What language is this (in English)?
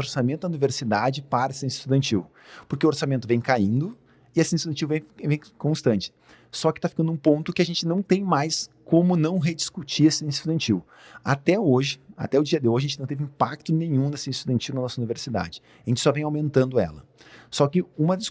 Portuguese